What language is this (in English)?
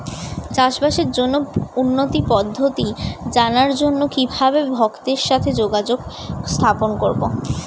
Bangla